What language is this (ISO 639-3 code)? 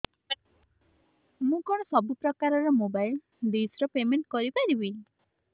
ori